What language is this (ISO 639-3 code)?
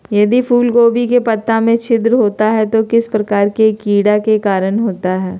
mag